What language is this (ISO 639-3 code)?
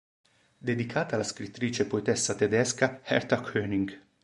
ita